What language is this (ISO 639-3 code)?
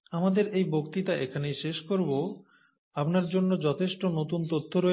ben